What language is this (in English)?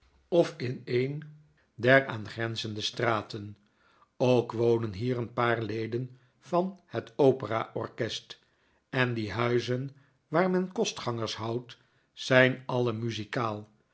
Dutch